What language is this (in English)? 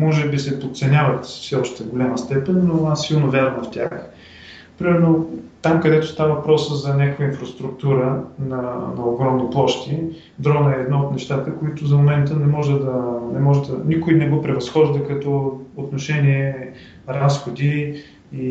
Bulgarian